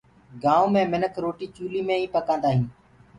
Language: Gurgula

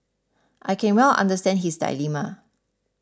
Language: English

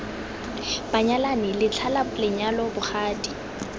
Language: Tswana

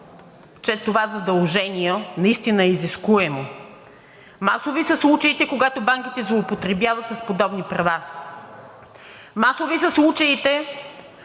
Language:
Bulgarian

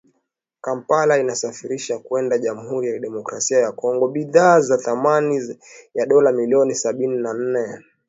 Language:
Swahili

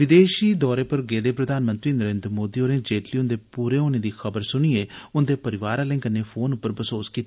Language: Dogri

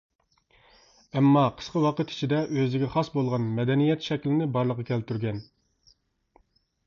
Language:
Uyghur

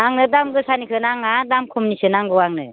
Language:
Bodo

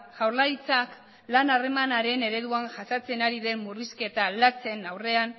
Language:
Basque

